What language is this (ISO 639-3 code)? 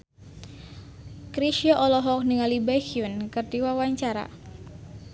sun